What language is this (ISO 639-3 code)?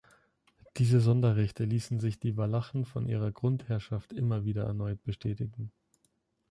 deu